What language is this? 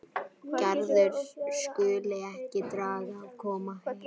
Icelandic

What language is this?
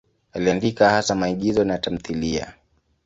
Swahili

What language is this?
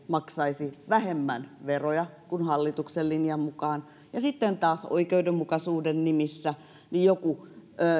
Finnish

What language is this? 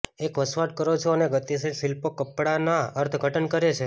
Gujarati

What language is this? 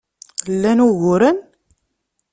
Kabyle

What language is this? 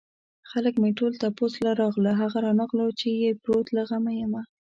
Pashto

